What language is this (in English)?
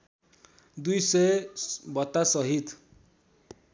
Nepali